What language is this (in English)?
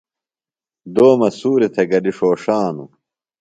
Phalura